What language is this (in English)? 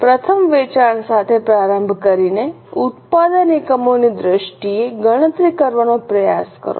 Gujarati